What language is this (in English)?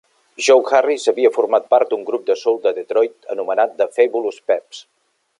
Catalan